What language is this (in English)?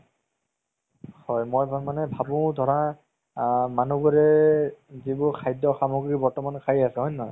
Assamese